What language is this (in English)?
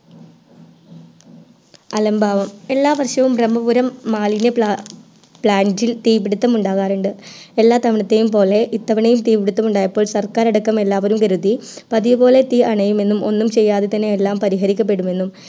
Malayalam